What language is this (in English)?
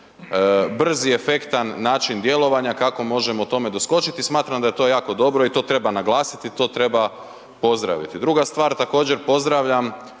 Croatian